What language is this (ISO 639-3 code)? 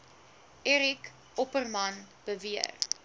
afr